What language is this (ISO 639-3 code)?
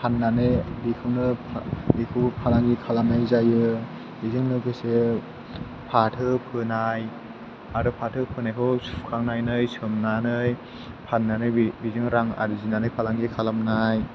brx